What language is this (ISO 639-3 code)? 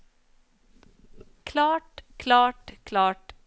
nor